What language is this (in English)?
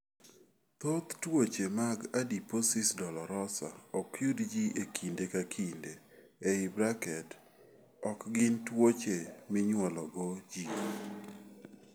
Luo (Kenya and Tanzania)